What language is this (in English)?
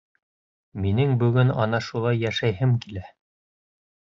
Bashkir